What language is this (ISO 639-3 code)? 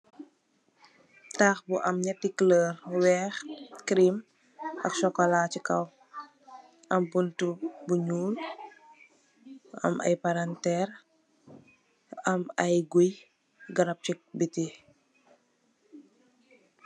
wol